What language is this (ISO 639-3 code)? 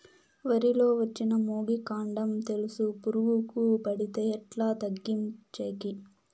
tel